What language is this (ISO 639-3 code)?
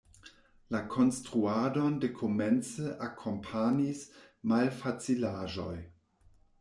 epo